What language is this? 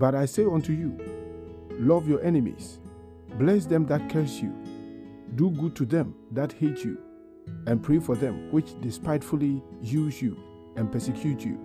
English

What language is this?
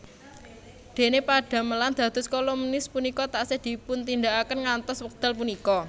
Javanese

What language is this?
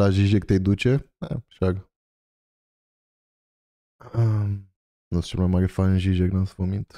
Romanian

